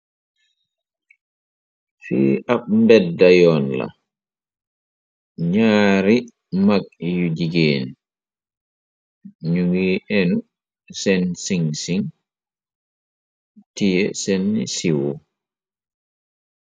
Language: Wolof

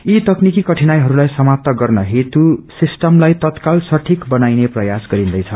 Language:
Nepali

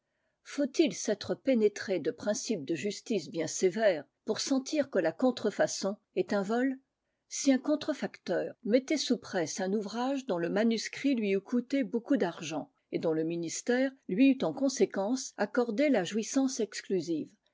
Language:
French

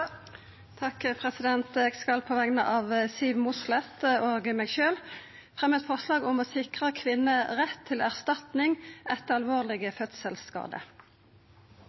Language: Norwegian Nynorsk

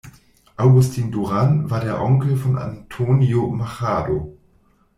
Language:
German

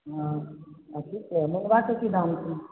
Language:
Maithili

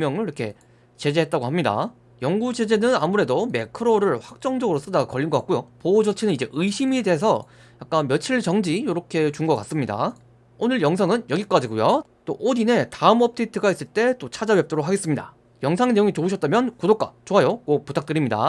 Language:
Korean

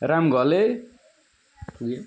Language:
Nepali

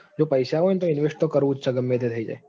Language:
Gujarati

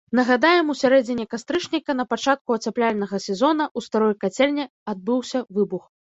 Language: Belarusian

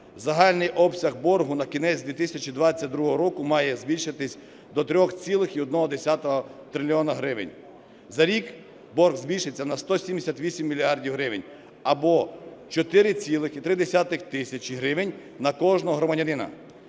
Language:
Ukrainian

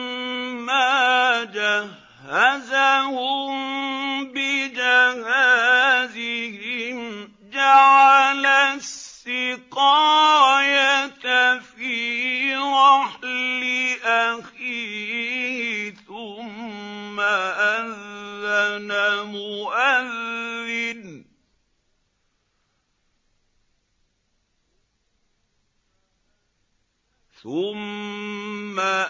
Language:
Arabic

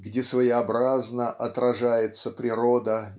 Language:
Russian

